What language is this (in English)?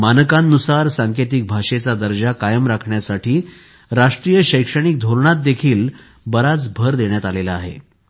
Marathi